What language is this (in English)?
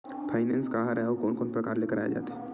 Chhattisgarhi